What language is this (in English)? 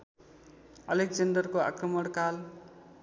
Nepali